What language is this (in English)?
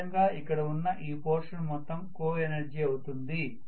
Telugu